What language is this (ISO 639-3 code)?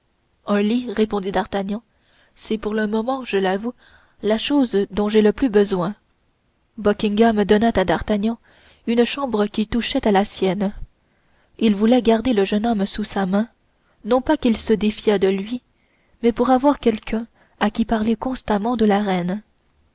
fra